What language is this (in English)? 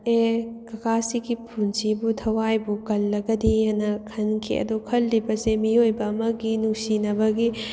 Manipuri